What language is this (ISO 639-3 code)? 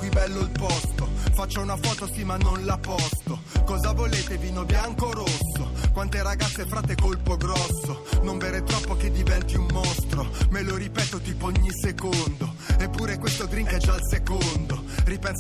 ita